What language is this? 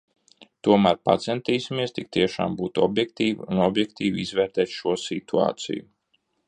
Latvian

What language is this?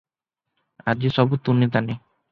Odia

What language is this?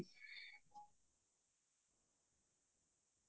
Assamese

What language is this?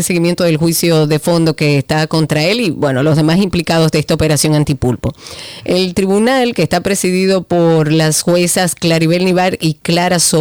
Spanish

